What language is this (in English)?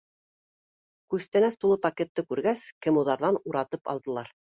Bashkir